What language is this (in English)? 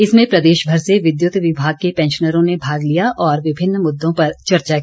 Hindi